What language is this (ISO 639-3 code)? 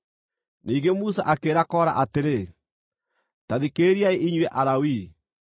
kik